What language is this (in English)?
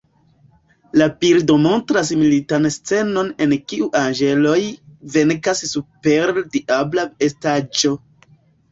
Esperanto